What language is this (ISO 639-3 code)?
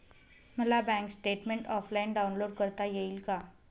mar